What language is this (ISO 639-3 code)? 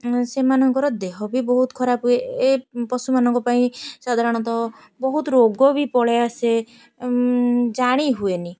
ori